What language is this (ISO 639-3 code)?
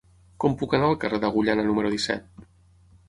cat